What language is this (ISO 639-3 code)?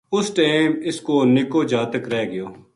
gju